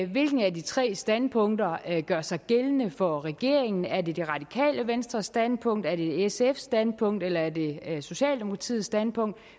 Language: Danish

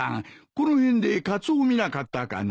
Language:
Japanese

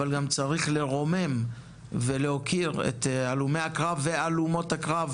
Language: Hebrew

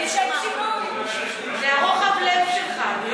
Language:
Hebrew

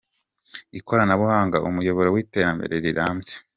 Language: Kinyarwanda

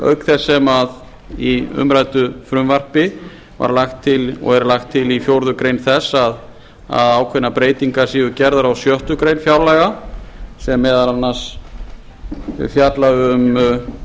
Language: Icelandic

